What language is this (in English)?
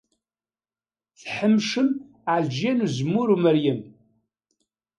Kabyle